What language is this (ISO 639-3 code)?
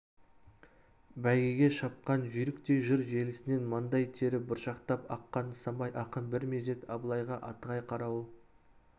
kaz